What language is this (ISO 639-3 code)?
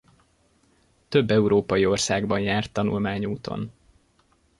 hun